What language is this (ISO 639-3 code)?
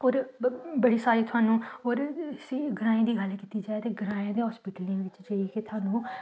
doi